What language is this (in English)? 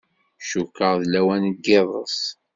Kabyle